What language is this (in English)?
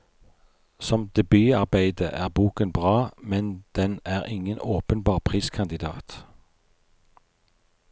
Norwegian